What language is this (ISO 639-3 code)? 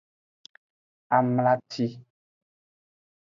ajg